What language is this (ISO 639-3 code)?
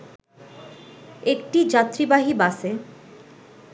ben